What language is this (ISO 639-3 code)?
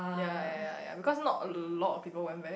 eng